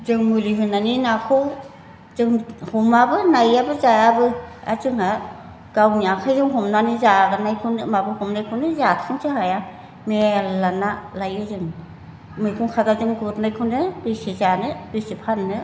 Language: Bodo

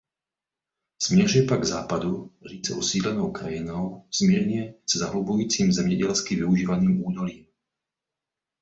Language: Czech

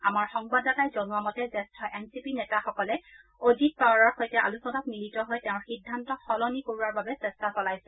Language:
Assamese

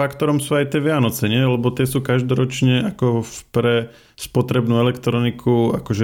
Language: Slovak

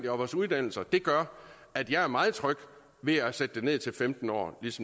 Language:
Danish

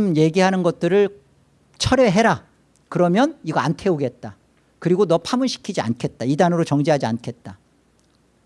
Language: Korean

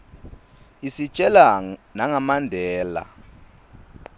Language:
Swati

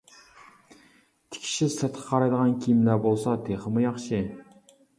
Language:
Uyghur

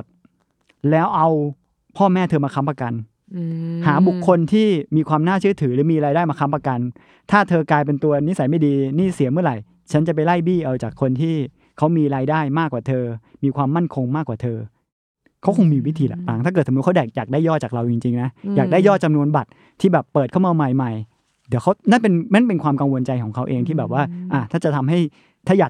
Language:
Thai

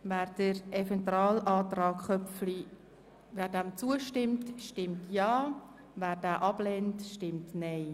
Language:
Swiss German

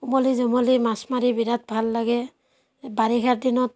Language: Assamese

